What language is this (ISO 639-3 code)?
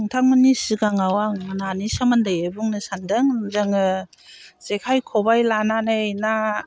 brx